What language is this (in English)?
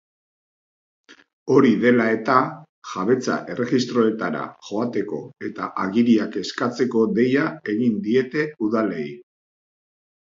Basque